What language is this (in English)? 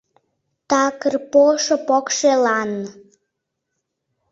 Mari